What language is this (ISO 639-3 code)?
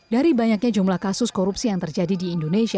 ind